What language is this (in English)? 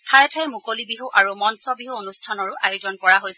Assamese